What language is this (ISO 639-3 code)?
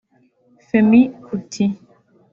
kin